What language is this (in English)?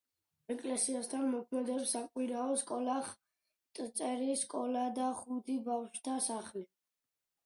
Georgian